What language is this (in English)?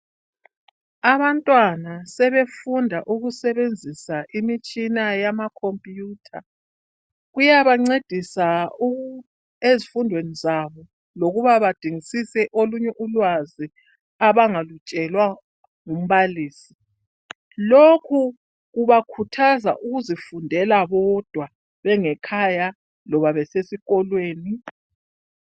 North Ndebele